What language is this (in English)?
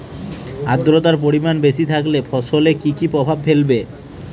Bangla